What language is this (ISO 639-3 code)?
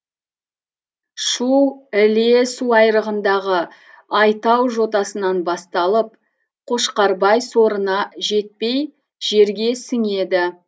kaz